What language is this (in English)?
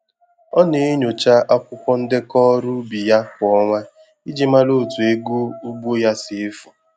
Igbo